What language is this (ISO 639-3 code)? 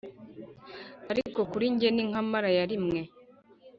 kin